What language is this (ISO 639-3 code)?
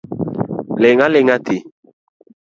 luo